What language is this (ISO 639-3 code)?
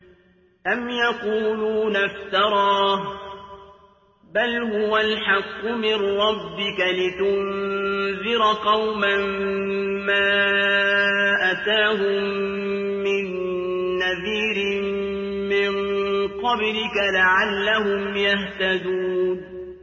ara